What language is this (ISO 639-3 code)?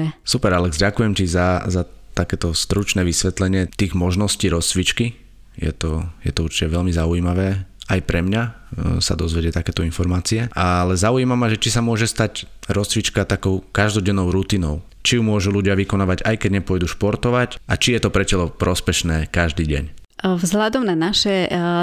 slk